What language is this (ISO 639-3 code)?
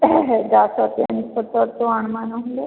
ori